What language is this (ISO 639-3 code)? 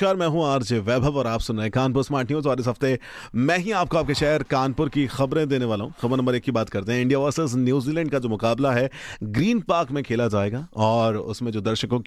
hin